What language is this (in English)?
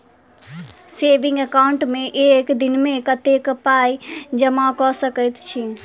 Maithili